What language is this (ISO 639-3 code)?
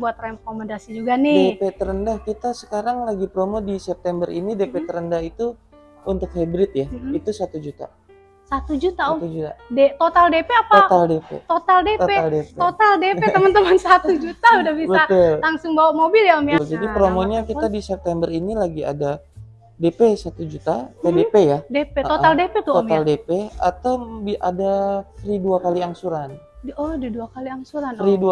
ind